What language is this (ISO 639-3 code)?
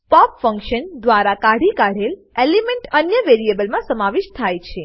guj